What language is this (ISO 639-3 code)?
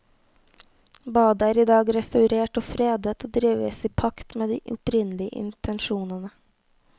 nor